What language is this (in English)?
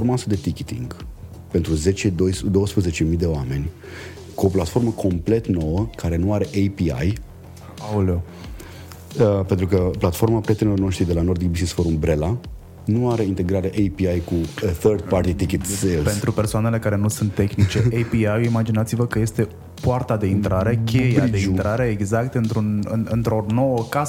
Romanian